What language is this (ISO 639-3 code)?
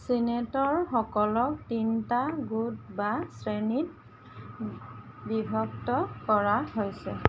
asm